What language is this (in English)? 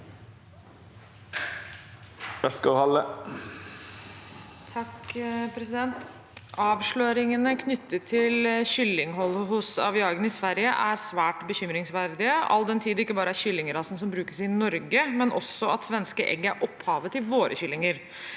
Norwegian